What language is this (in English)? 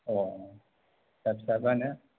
Bodo